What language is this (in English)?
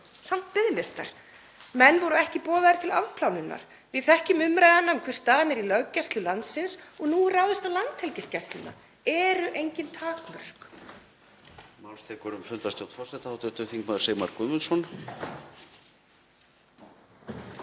Icelandic